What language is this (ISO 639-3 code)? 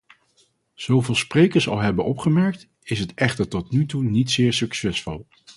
nld